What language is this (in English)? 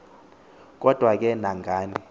Xhosa